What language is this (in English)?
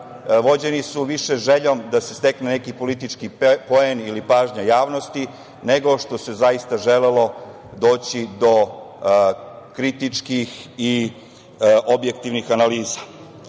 Serbian